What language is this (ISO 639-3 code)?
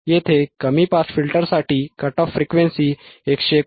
mar